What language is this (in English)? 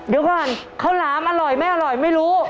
Thai